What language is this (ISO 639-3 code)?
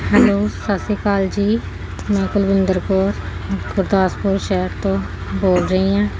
pan